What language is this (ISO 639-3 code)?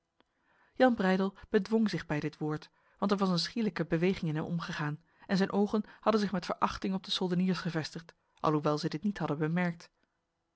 nld